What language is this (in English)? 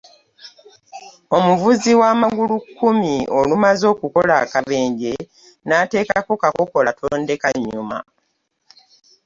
Ganda